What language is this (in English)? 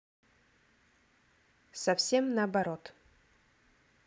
Russian